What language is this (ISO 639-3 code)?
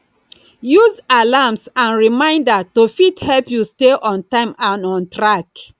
pcm